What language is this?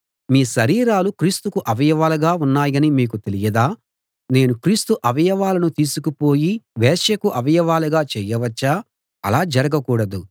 Telugu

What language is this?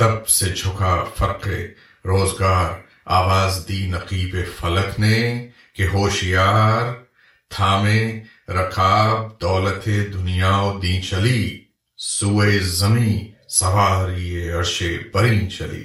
Urdu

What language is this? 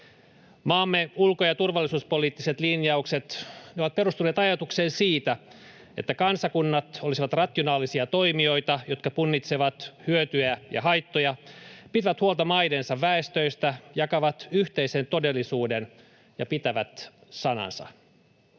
Finnish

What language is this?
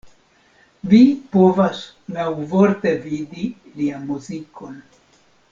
Esperanto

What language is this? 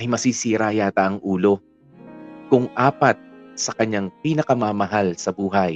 Filipino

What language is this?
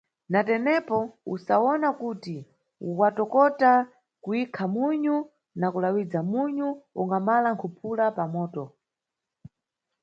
Nyungwe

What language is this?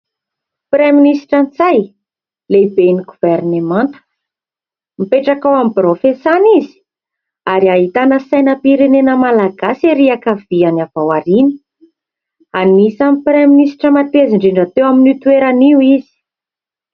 Malagasy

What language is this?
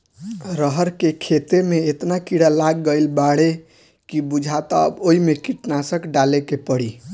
Bhojpuri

